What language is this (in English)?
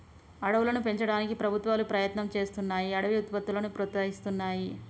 Telugu